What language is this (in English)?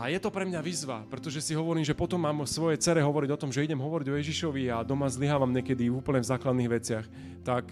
Slovak